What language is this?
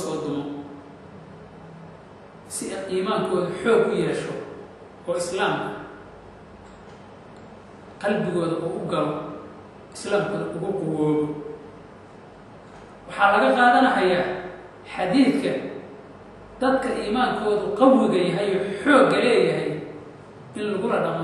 Arabic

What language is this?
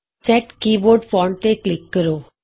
Punjabi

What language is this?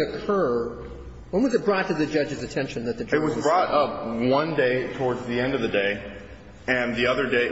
English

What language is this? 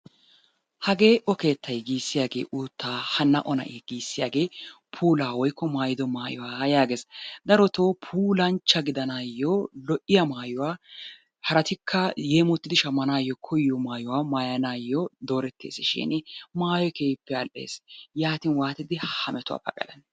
Wolaytta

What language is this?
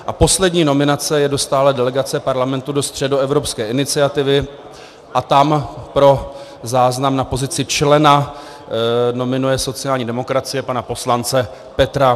Czech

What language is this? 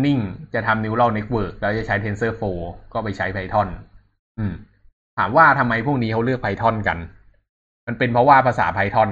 Thai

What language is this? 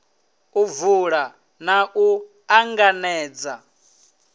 Venda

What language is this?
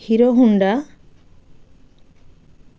Bangla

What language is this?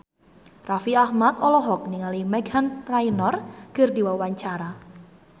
Sundanese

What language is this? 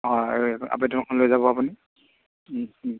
Assamese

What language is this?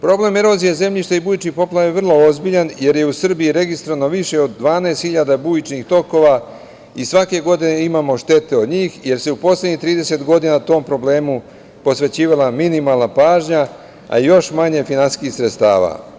Serbian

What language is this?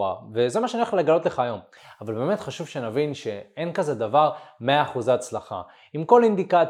Hebrew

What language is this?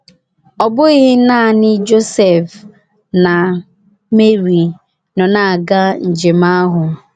Igbo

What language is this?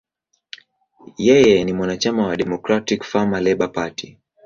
Swahili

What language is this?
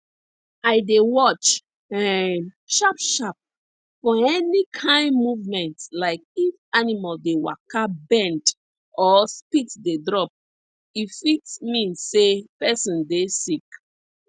Nigerian Pidgin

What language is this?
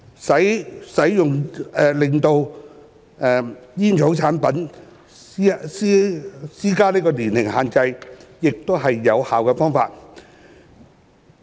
Cantonese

